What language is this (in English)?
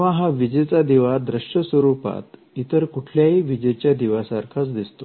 Marathi